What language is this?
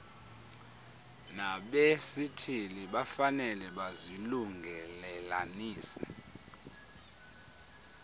Xhosa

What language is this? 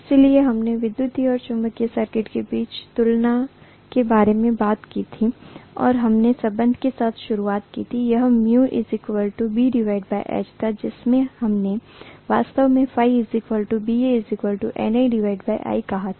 Hindi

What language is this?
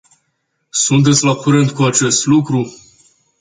Romanian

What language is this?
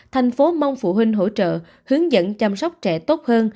Vietnamese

